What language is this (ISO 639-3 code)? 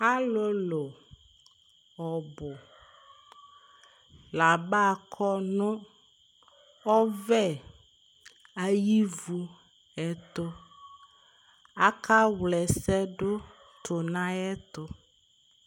kpo